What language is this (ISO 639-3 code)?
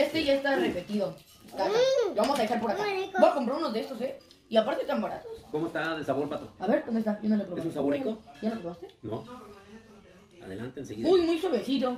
spa